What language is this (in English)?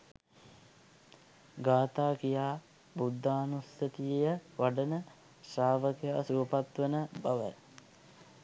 Sinhala